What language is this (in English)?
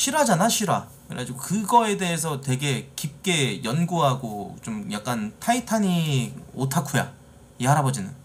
Korean